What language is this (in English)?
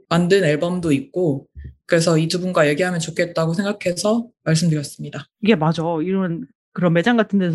Korean